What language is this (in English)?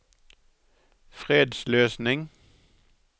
Norwegian